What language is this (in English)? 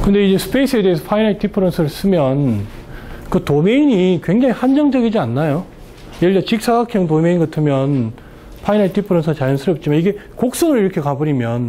Korean